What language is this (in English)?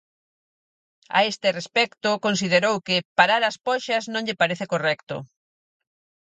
Galician